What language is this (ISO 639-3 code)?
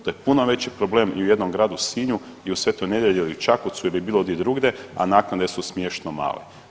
hrv